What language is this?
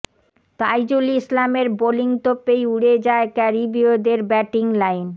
Bangla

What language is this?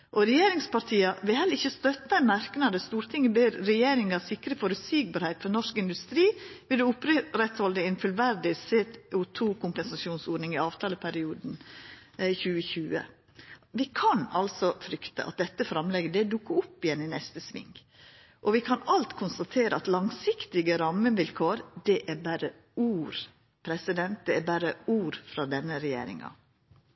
Norwegian Nynorsk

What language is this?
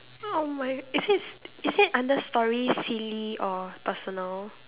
English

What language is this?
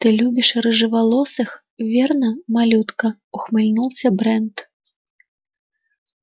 Russian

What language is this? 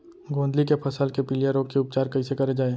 Chhattisgarhi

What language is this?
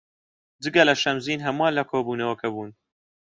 Central Kurdish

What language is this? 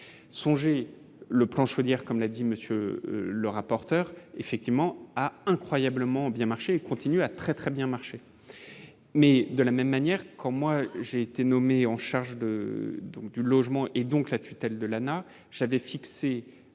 French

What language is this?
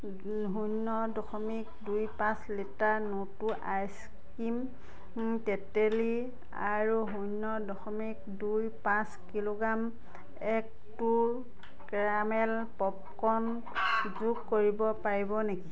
Assamese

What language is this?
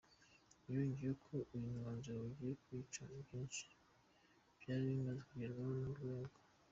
Kinyarwanda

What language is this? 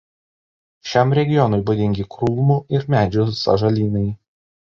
Lithuanian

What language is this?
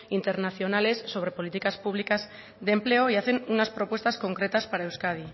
Spanish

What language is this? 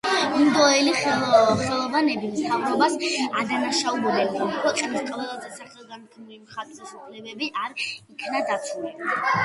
Georgian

